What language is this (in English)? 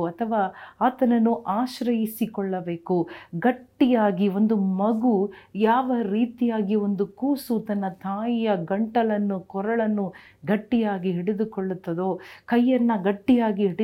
Kannada